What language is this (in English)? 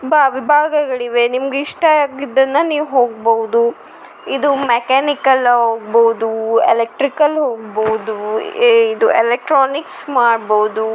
Kannada